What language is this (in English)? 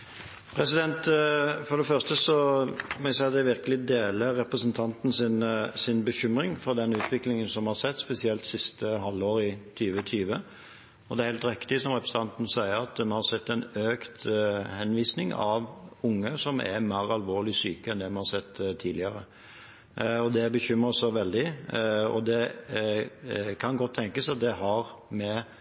Norwegian Bokmål